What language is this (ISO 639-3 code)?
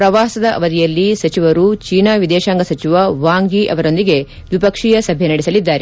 kan